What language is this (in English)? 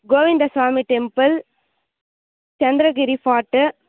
Telugu